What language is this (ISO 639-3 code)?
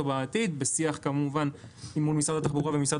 heb